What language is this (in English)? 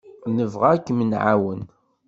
Kabyle